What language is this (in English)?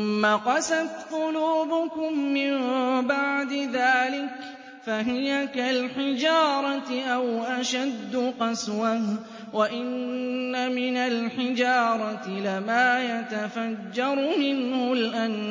Arabic